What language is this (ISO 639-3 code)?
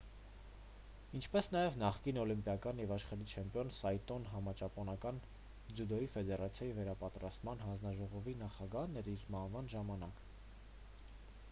hye